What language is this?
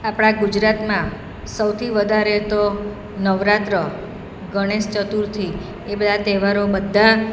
Gujarati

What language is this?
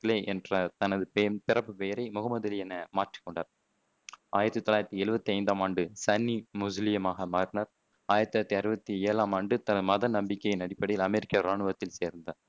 Tamil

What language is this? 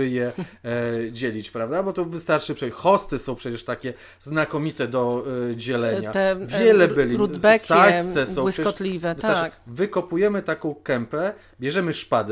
Polish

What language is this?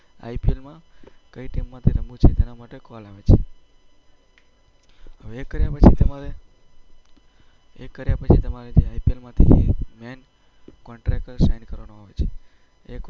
Gujarati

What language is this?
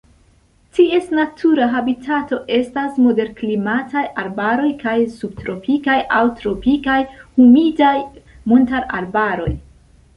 Esperanto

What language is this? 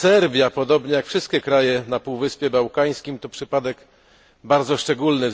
Polish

